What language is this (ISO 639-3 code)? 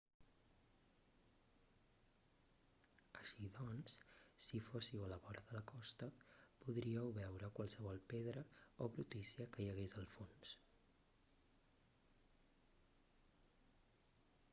cat